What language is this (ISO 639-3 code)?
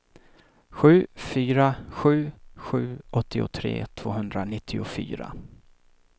swe